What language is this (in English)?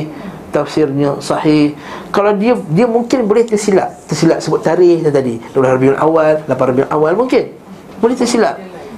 Malay